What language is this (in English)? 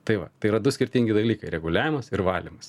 Lithuanian